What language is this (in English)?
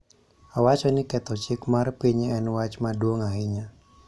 Luo (Kenya and Tanzania)